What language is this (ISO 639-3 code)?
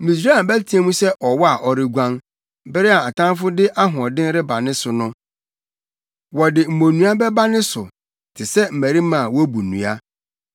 aka